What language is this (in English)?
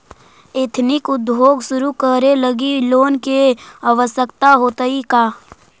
Magahi